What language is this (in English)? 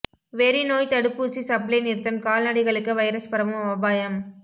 Tamil